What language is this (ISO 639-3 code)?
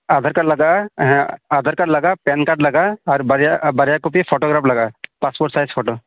sat